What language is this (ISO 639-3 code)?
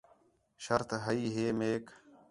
xhe